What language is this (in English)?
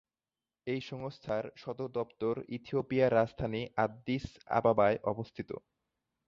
Bangla